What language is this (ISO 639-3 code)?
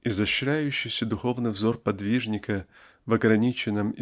rus